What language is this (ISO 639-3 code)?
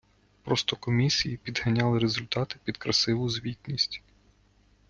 ukr